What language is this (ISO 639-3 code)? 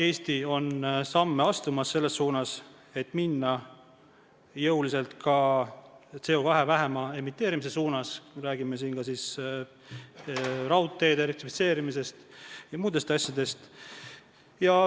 est